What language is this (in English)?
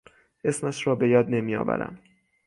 Persian